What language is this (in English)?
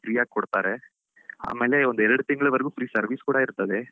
Kannada